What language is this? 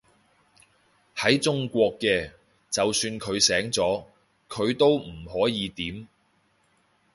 Cantonese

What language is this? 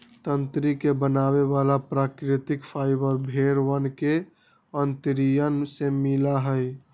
Magahi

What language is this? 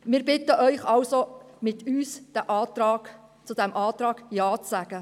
Swiss German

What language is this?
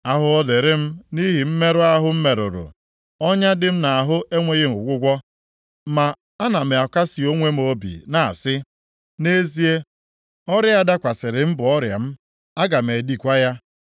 Igbo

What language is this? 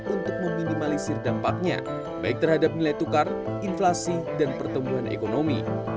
Indonesian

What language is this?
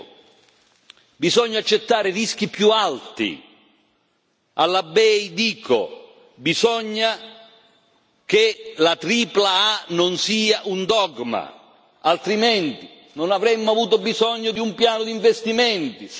Italian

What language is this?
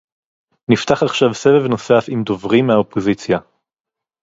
Hebrew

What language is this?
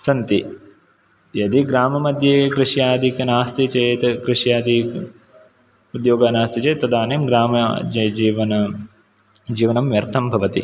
Sanskrit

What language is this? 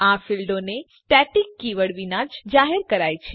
Gujarati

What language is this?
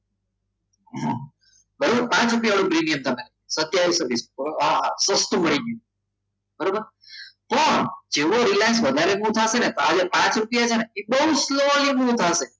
Gujarati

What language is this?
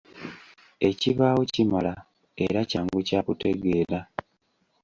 Ganda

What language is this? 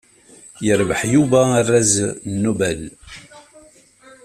Kabyle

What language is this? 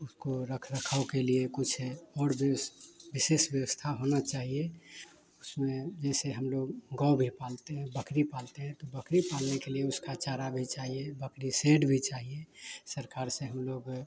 Hindi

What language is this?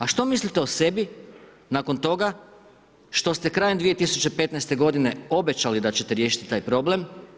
Croatian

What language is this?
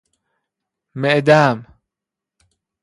Persian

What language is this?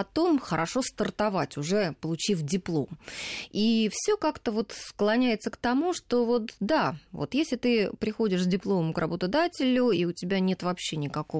Russian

